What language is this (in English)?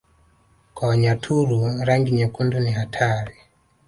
Swahili